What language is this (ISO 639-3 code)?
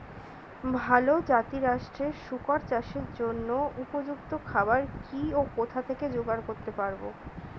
ben